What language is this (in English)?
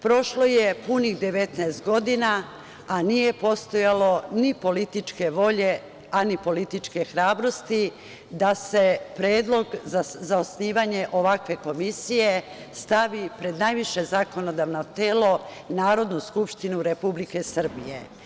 Serbian